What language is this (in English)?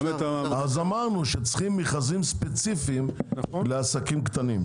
Hebrew